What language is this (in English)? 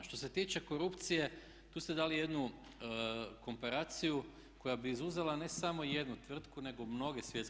Croatian